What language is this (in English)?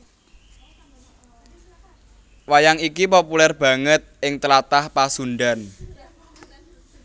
Javanese